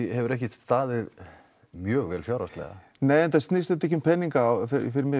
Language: Icelandic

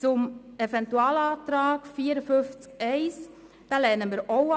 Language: Swiss German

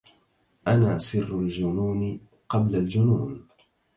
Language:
Arabic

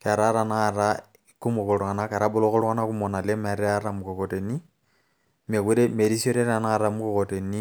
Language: Masai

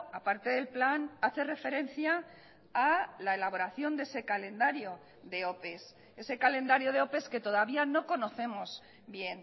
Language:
Spanish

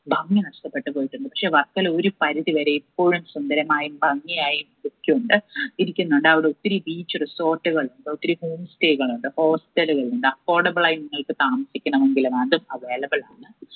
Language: Malayalam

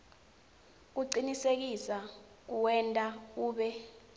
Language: Swati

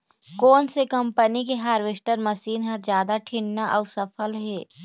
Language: Chhattisgarhi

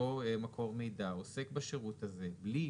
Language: Hebrew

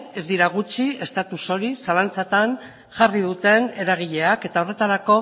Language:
Basque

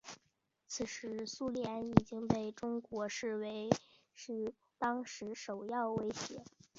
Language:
Chinese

